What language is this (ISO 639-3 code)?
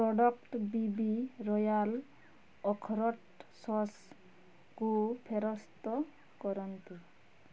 ori